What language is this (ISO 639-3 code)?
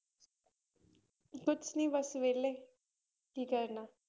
pan